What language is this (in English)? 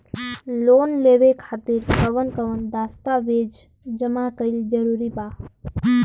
Bhojpuri